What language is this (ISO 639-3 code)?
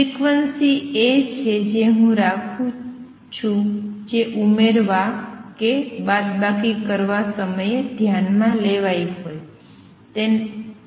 guj